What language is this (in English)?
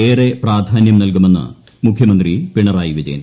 Malayalam